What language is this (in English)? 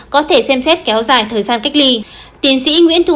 Vietnamese